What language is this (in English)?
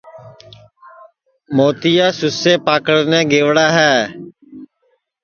Sansi